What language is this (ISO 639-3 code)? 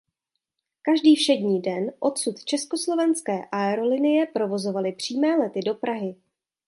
ces